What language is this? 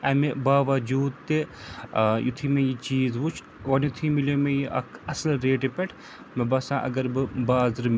Kashmiri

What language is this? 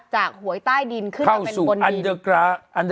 Thai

